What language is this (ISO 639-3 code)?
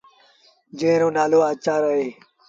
sbn